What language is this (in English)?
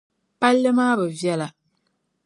Dagbani